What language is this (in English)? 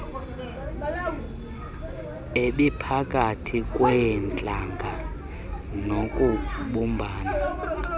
Xhosa